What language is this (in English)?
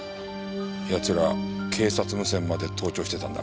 Japanese